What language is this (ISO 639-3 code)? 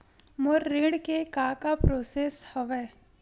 hne